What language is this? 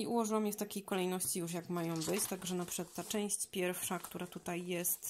Polish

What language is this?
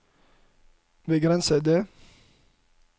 Norwegian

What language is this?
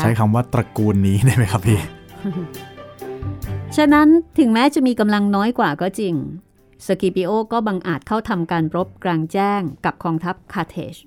Thai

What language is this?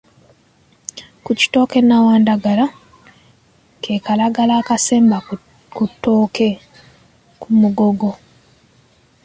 Ganda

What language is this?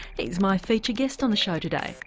English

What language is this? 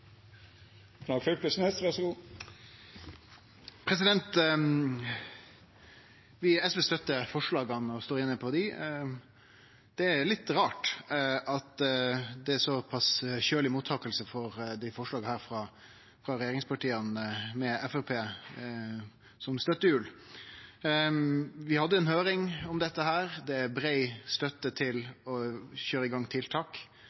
Norwegian Nynorsk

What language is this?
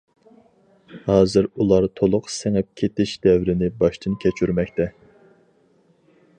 Uyghur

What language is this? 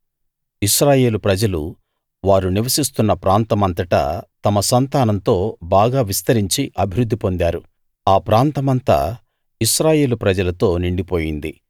Telugu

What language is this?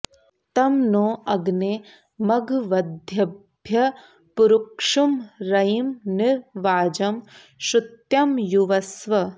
Sanskrit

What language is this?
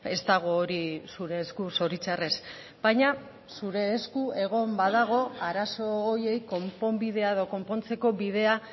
Basque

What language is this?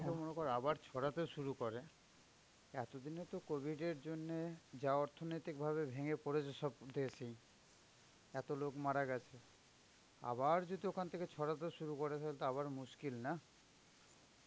Bangla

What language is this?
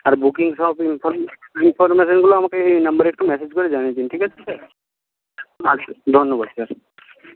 Bangla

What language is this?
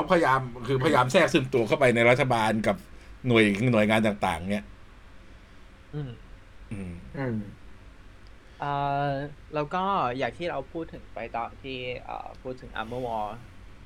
Thai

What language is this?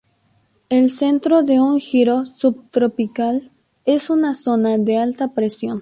Spanish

